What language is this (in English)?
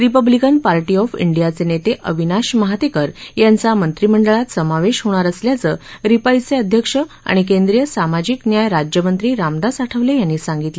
Marathi